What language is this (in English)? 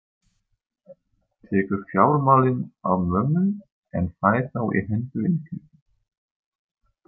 Icelandic